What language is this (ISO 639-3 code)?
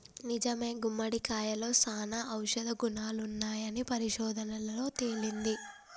tel